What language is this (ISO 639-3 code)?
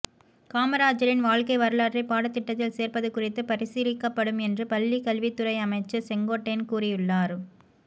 tam